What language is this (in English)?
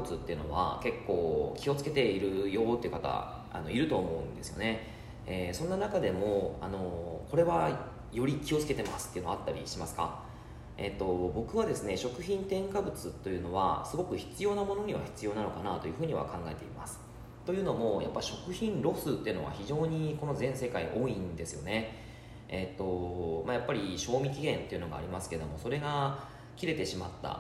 Japanese